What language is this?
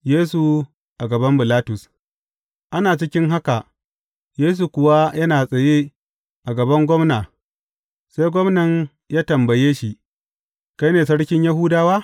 Hausa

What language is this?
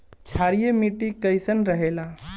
Bhojpuri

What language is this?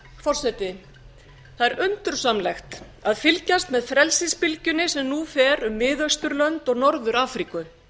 Icelandic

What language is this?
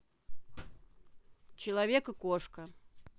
Russian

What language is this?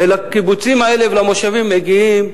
Hebrew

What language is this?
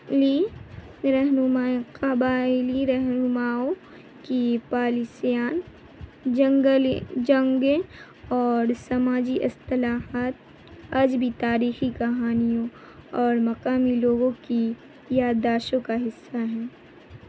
Urdu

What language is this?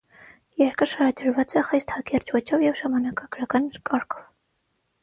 Armenian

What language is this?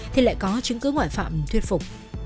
Vietnamese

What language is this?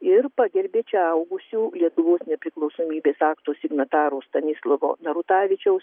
Lithuanian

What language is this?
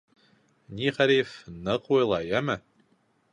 Bashkir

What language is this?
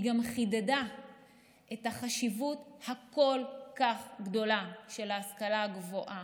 Hebrew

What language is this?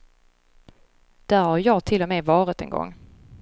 Swedish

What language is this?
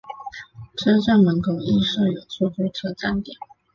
Chinese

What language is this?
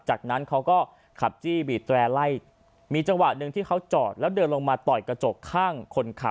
Thai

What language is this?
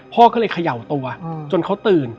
Thai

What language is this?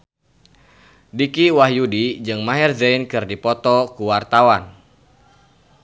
Sundanese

